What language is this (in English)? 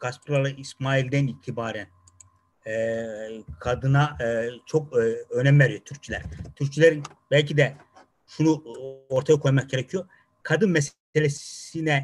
Turkish